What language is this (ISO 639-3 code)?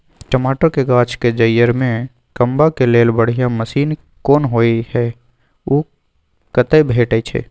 mai